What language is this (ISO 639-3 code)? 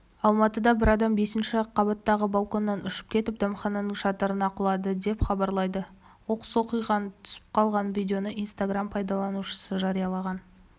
kaz